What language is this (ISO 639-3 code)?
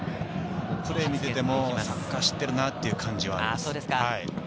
jpn